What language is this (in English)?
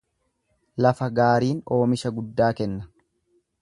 Oromo